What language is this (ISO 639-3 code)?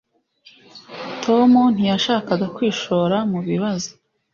kin